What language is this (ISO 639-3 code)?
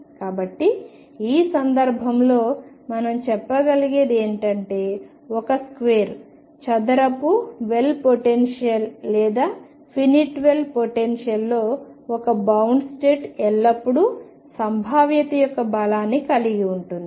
tel